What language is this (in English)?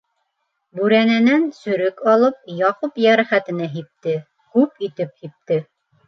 Bashkir